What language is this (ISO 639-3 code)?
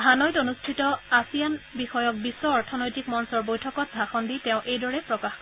asm